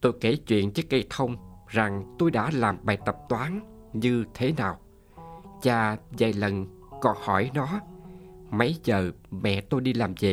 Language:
Vietnamese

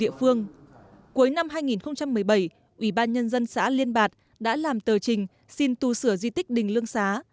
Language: Vietnamese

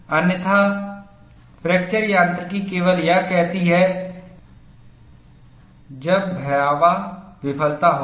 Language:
Hindi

